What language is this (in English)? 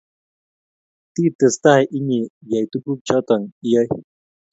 Kalenjin